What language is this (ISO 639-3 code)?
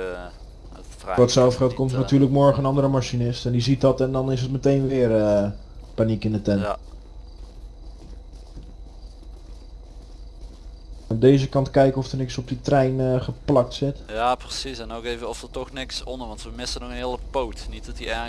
nld